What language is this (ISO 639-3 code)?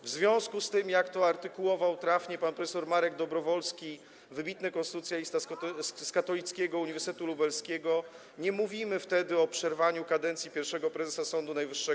pol